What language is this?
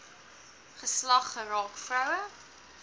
Afrikaans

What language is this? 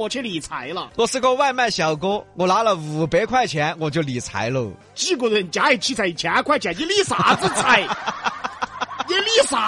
Chinese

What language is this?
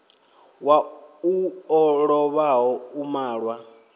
Venda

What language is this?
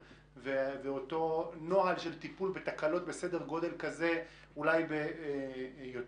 Hebrew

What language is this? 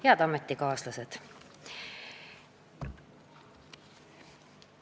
Estonian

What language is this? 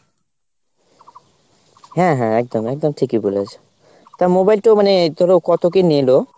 Bangla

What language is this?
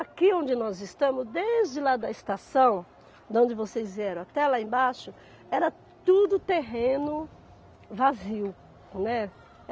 Portuguese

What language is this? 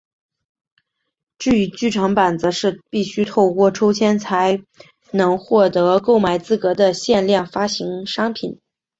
Chinese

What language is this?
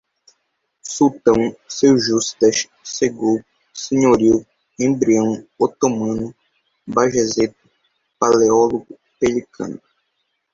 Portuguese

